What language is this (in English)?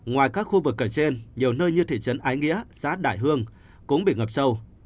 Vietnamese